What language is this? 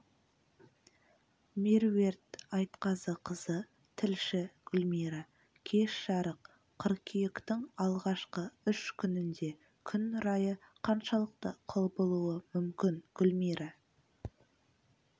Kazakh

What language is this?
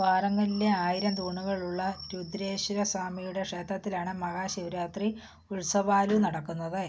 Malayalam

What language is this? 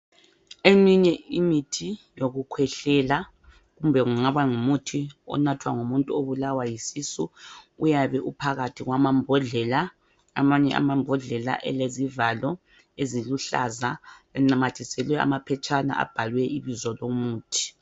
North Ndebele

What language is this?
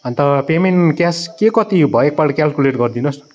Nepali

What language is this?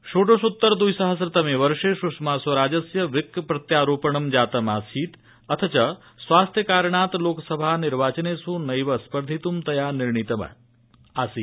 Sanskrit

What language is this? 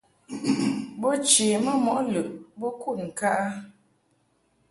Mungaka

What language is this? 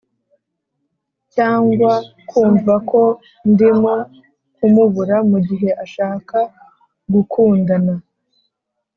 Kinyarwanda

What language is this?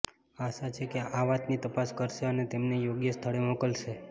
Gujarati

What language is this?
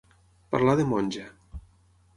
Catalan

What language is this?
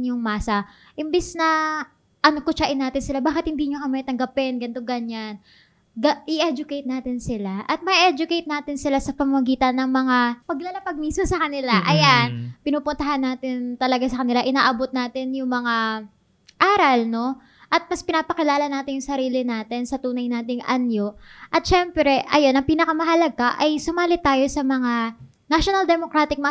Filipino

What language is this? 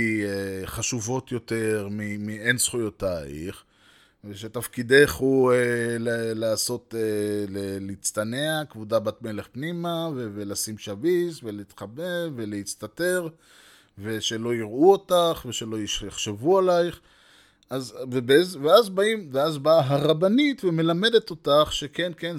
Hebrew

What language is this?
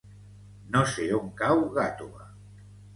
Catalan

